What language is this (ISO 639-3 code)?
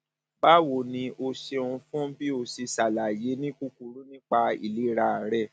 yor